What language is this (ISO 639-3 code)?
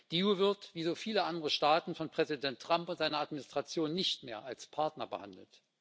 deu